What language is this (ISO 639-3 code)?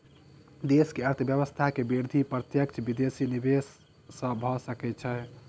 mai